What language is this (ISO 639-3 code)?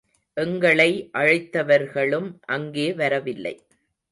tam